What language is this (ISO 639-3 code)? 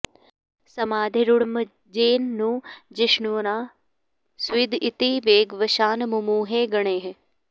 san